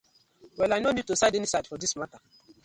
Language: Nigerian Pidgin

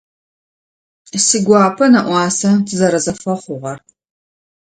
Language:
Adyghe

